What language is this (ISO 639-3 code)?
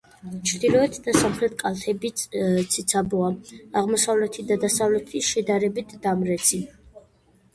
kat